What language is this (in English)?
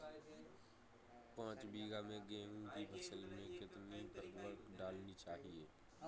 Hindi